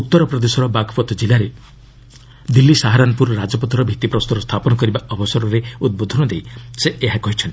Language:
Odia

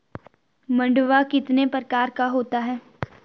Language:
Hindi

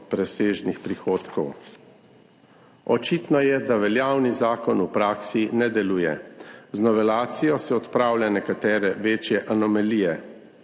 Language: Slovenian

